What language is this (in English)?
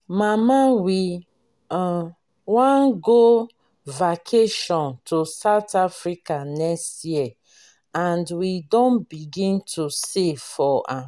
Nigerian Pidgin